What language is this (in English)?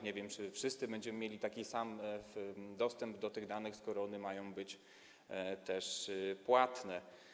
Polish